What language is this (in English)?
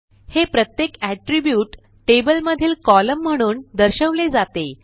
Marathi